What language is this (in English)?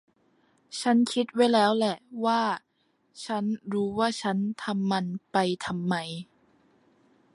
Thai